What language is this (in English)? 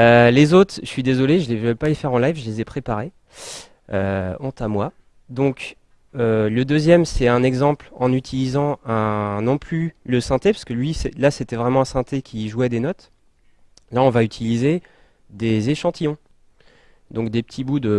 French